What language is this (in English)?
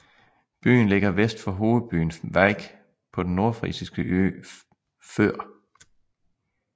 Danish